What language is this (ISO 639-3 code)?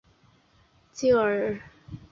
zho